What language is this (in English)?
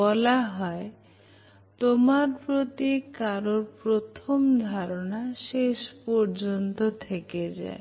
Bangla